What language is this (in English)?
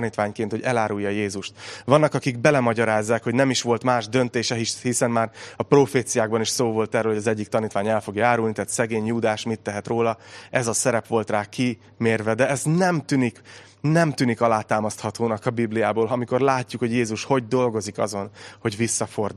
Hungarian